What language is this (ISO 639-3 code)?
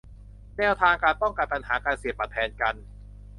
tha